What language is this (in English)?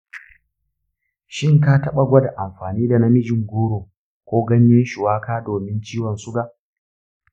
Hausa